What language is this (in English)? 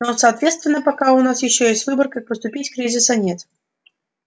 Russian